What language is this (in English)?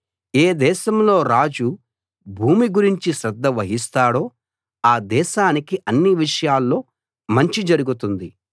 Telugu